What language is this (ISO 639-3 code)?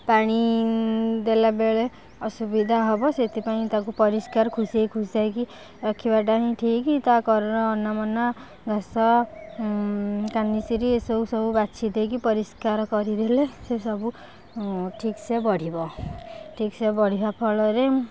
ori